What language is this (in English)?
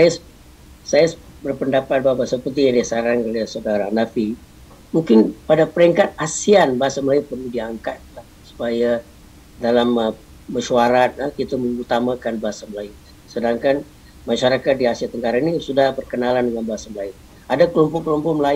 Malay